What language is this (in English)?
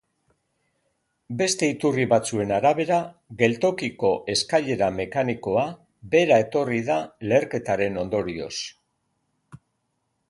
Basque